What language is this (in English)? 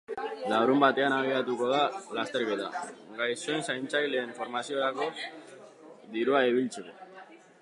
Basque